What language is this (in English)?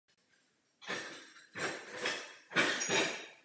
Czech